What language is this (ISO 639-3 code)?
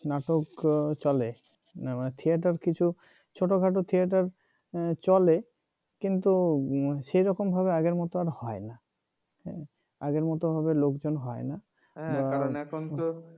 ben